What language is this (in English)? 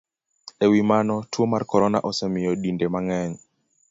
Luo (Kenya and Tanzania)